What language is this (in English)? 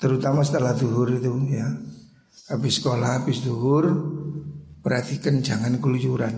Indonesian